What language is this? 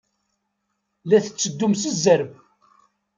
Kabyle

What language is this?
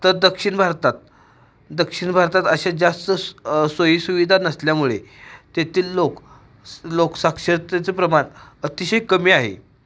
Marathi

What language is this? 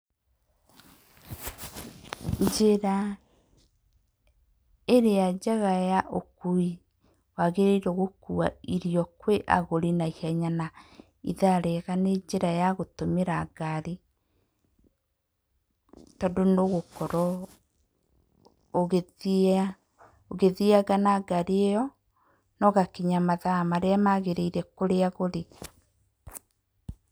Kikuyu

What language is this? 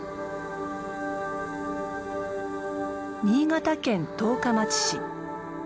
Japanese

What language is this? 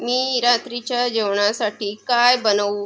Marathi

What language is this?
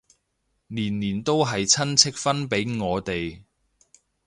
Cantonese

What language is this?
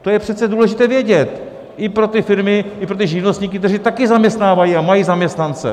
Czech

